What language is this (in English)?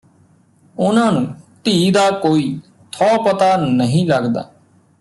Punjabi